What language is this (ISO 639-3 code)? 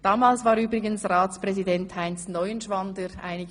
gsw